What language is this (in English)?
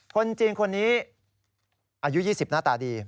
Thai